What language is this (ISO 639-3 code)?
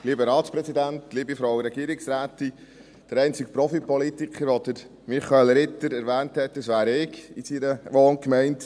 gsw